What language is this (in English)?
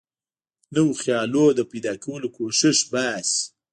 Pashto